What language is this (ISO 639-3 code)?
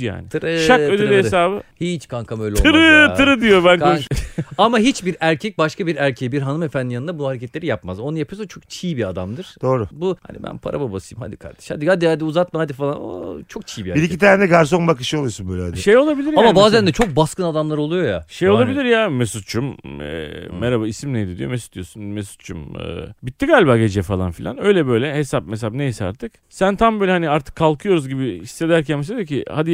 tur